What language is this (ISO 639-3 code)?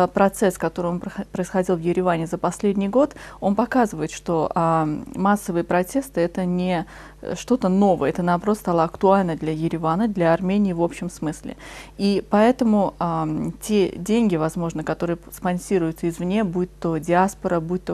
rus